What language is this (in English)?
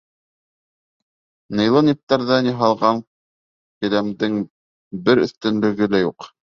Bashkir